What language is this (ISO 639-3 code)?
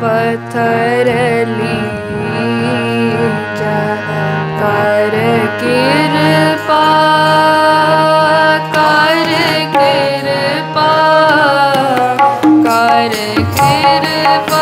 pan